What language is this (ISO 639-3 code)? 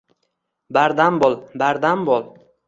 uzb